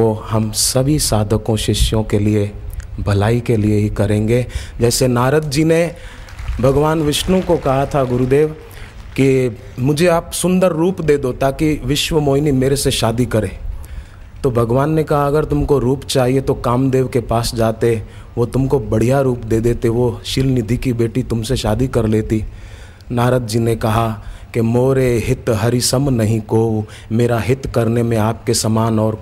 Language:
Hindi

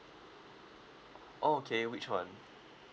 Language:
English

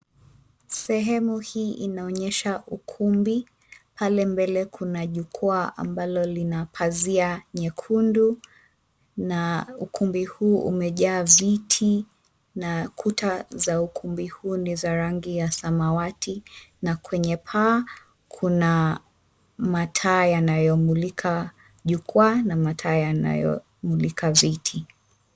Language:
Swahili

